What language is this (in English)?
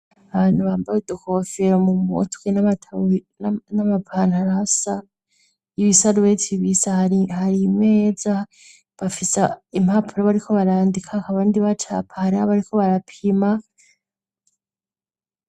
Rundi